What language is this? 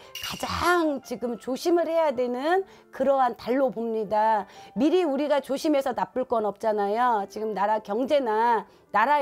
Korean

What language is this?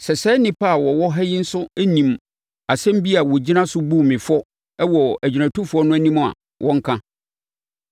Akan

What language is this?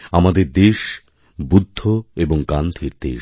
Bangla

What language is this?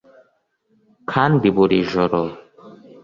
Kinyarwanda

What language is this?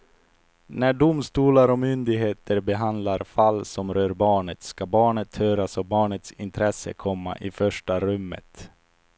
Swedish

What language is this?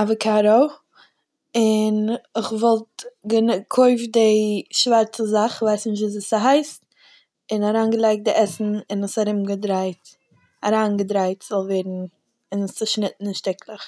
Yiddish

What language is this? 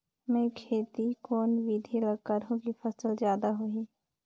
Chhattisgarhi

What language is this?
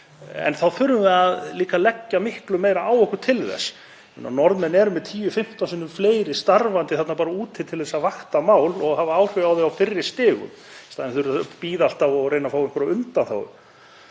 Icelandic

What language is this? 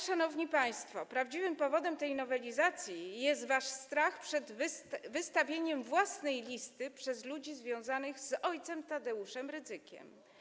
Polish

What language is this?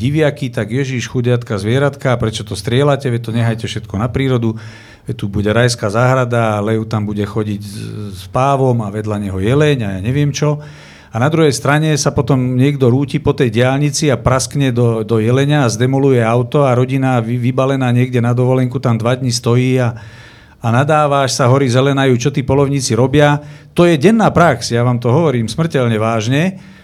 Slovak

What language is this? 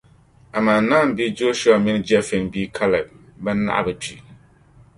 Dagbani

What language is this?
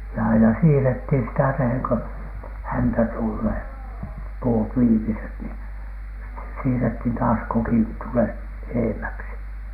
Finnish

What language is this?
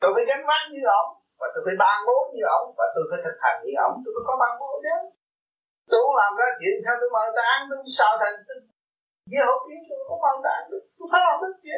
Vietnamese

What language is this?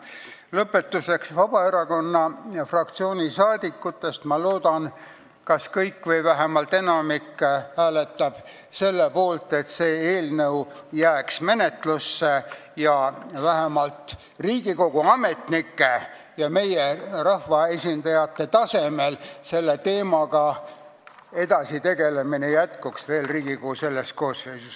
Estonian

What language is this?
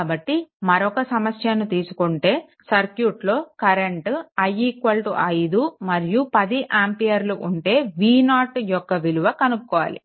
Telugu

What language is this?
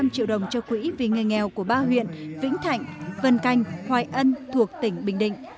Vietnamese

